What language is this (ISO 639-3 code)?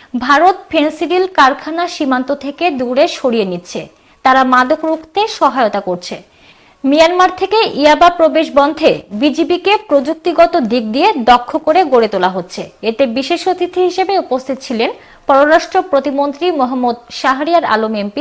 tur